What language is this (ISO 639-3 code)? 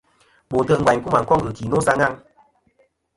bkm